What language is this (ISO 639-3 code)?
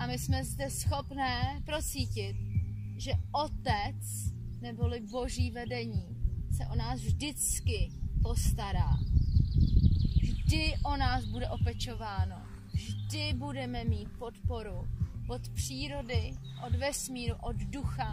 ces